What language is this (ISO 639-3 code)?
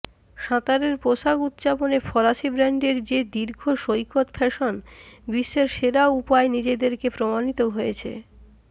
ben